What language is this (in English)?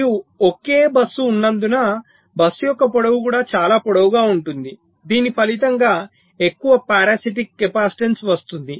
Telugu